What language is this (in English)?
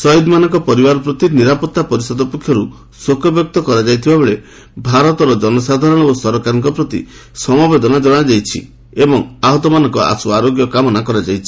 Odia